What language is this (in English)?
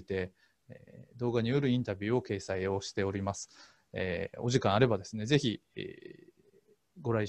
Japanese